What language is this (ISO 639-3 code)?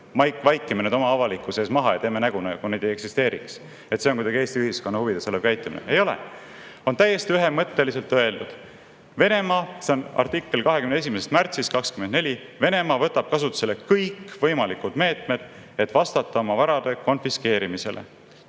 est